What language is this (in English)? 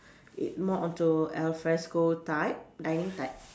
English